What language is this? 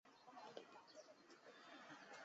Chinese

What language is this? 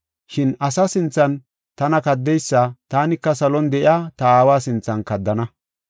Gofa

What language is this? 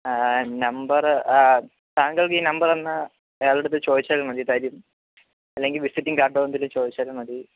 Malayalam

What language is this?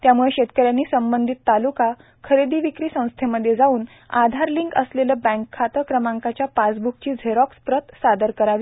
Marathi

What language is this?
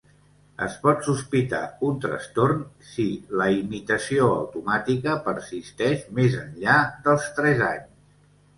Catalan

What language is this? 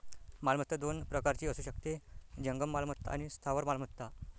Marathi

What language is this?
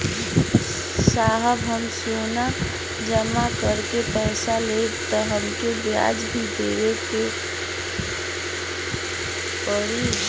Bhojpuri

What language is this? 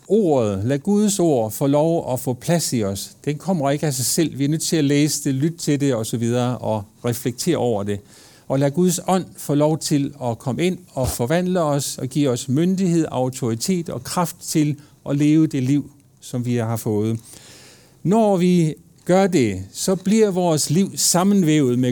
Danish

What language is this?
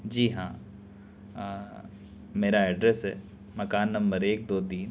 Urdu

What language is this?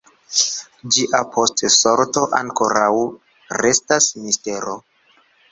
Esperanto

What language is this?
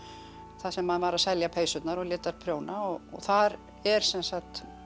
Icelandic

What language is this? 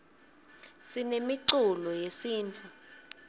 Swati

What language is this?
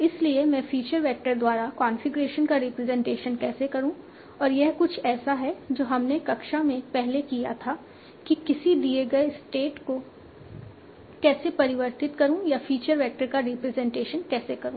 Hindi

